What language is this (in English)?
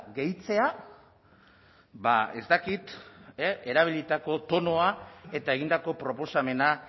Basque